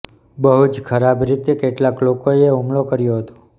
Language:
Gujarati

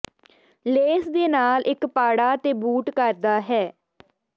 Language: Punjabi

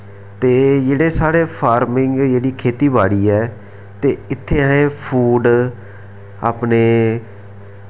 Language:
Dogri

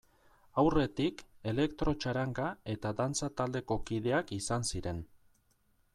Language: Basque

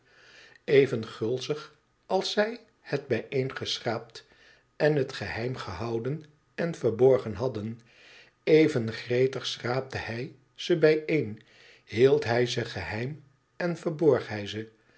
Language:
Dutch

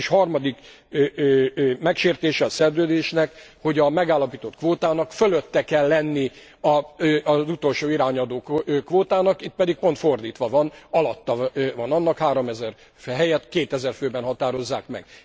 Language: Hungarian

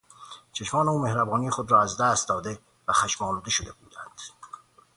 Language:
Persian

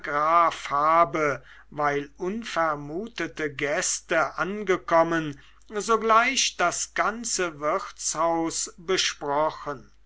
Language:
German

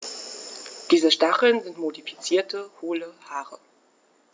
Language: German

